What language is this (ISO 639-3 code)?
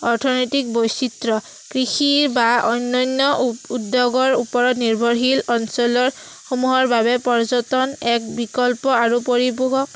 asm